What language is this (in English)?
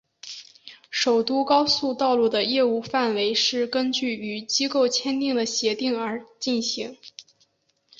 Chinese